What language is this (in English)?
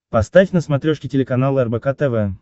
Russian